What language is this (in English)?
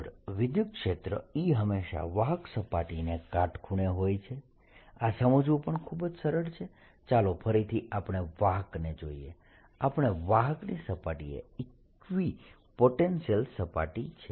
Gujarati